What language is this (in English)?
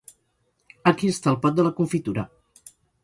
Catalan